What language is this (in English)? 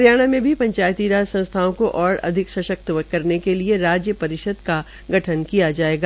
Hindi